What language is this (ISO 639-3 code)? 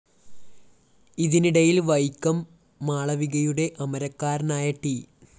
mal